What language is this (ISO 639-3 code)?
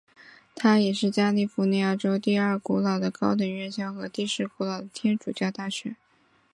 zho